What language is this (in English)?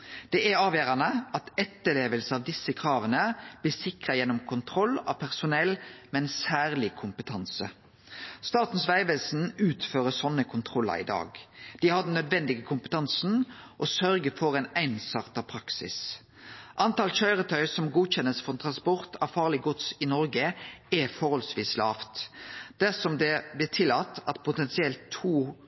Norwegian Nynorsk